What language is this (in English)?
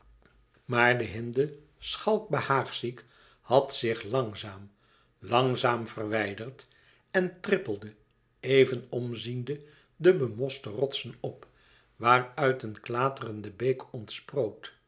Dutch